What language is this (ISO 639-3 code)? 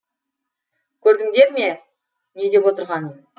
kaz